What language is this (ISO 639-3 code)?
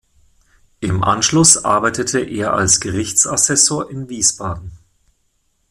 deu